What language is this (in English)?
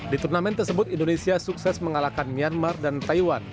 Indonesian